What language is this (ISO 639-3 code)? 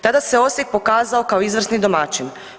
hrv